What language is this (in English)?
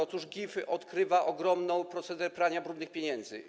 Polish